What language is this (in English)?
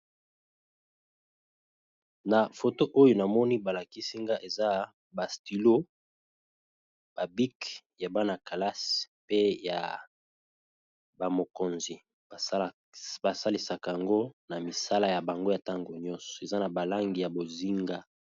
Lingala